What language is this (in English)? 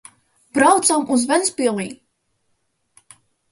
Latvian